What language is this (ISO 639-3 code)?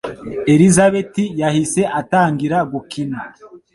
kin